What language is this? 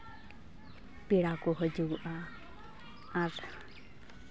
Santali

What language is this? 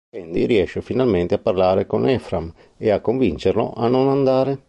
Italian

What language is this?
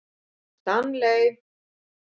Icelandic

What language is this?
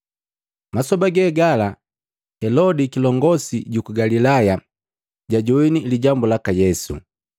Matengo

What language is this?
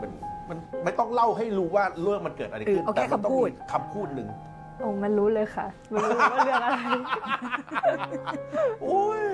Thai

